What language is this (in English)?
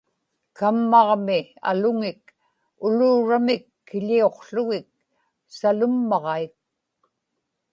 Inupiaq